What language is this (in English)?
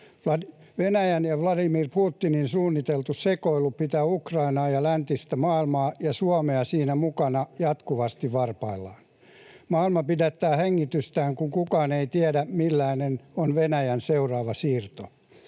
Finnish